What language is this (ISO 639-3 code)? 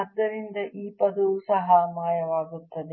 kan